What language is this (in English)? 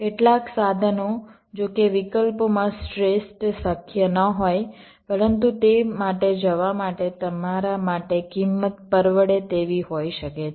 Gujarati